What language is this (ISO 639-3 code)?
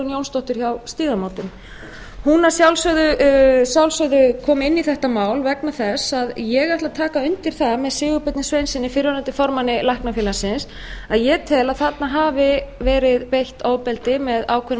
isl